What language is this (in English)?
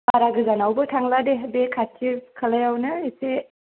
Bodo